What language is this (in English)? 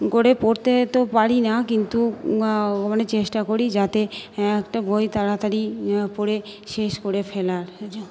Bangla